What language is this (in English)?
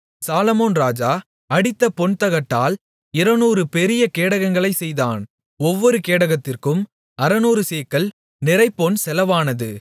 Tamil